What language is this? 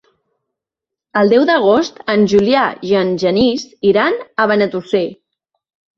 Catalan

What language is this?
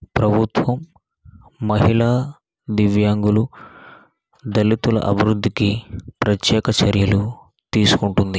Telugu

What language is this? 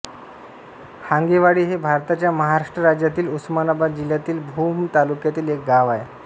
Marathi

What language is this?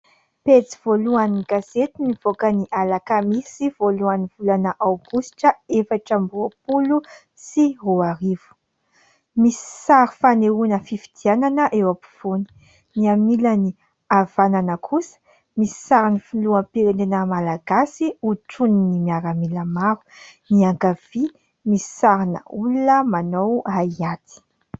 Malagasy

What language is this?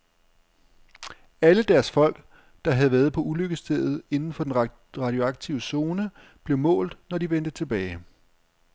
Danish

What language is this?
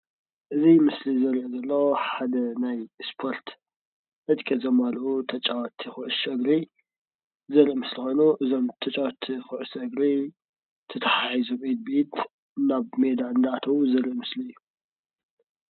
Tigrinya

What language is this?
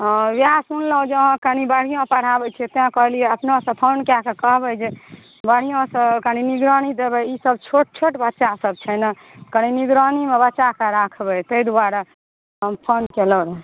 Maithili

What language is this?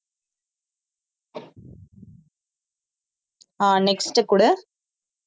Tamil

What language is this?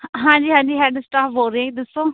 Punjabi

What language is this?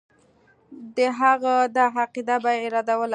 Pashto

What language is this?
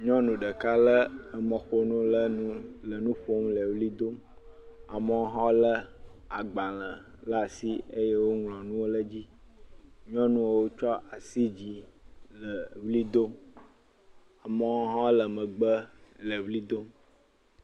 Ewe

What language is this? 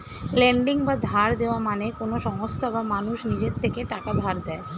Bangla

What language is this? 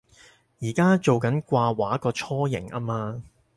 Cantonese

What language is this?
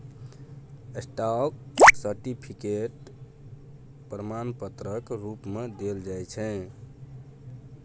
Maithili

